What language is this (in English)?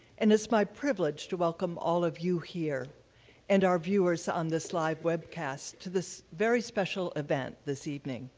English